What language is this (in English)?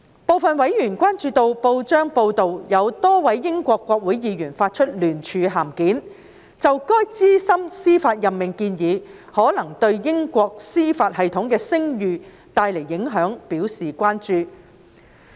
Cantonese